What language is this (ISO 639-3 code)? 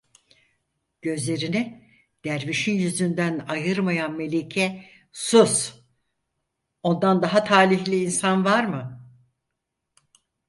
tur